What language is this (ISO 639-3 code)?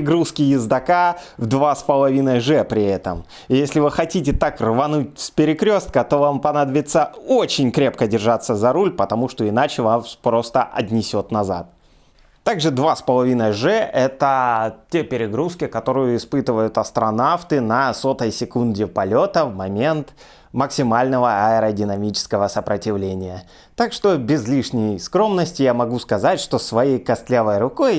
rus